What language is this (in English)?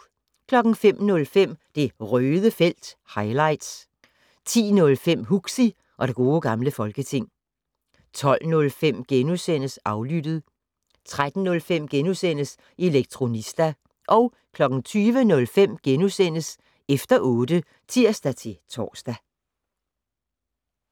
Danish